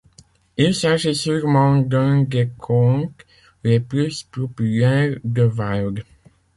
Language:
French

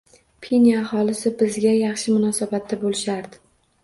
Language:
Uzbek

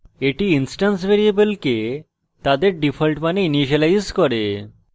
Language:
Bangla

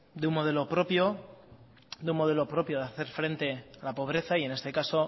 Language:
Spanish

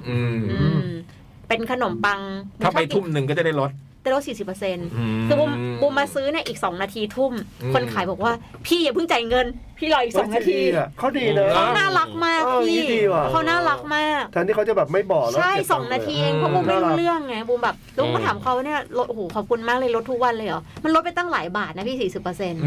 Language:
Thai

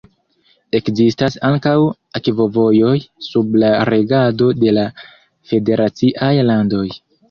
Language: Esperanto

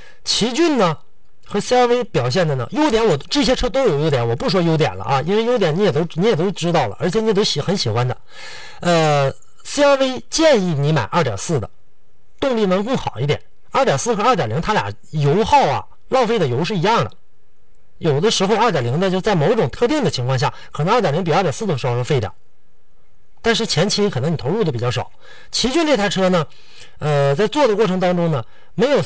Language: Chinese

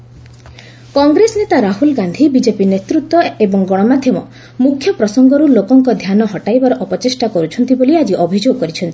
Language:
Odia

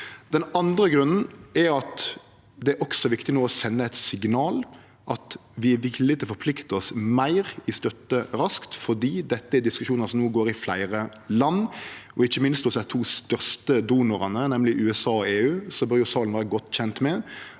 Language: Norwegian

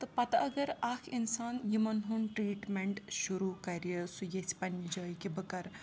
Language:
Kashmiri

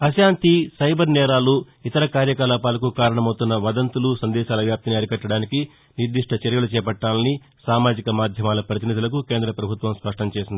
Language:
Telugu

